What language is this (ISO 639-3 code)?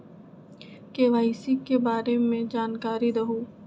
mag